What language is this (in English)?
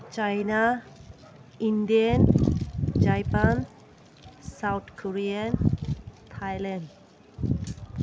Manipuri